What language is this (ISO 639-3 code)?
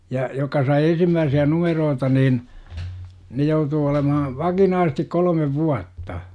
fin